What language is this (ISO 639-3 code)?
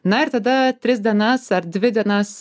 lit